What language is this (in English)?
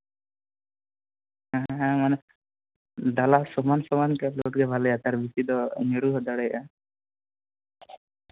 Santali